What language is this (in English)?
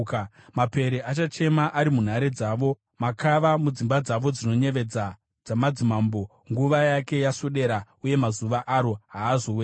Shona